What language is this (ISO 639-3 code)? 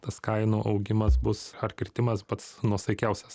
lit